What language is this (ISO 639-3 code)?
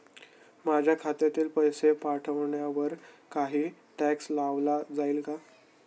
mar